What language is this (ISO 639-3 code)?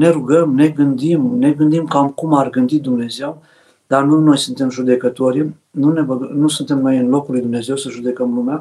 ron